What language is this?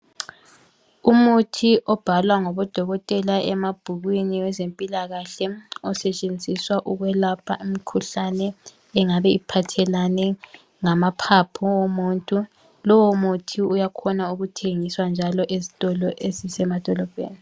North Ndebele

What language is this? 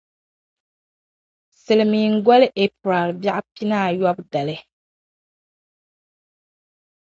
Dagbani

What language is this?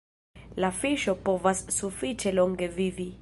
Esperanto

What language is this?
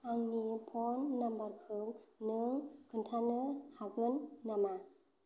Bodo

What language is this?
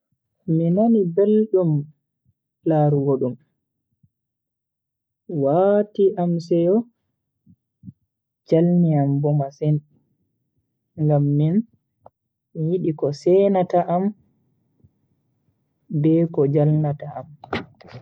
Bagirmi Fulfulde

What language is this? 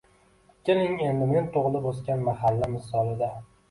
Uzbek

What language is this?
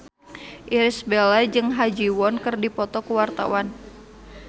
Sundanese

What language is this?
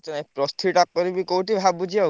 Odia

